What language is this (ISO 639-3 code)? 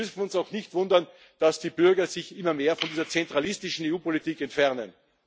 deu